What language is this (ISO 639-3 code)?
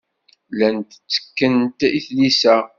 kab